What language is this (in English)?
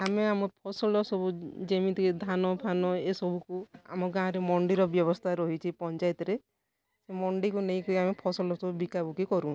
Odia